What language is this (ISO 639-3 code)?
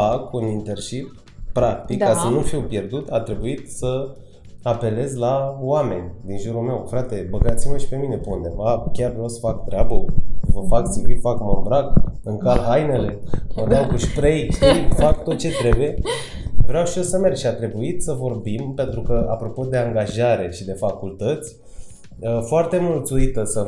ron